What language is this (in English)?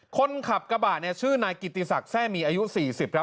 Thai